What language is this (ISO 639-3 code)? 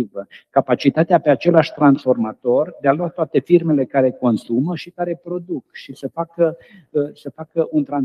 ron